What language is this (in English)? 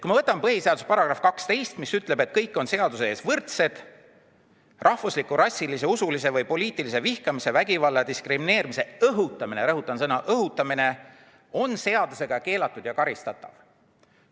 Estonian